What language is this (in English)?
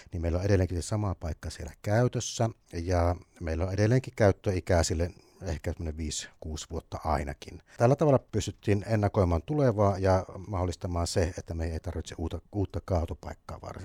Finnish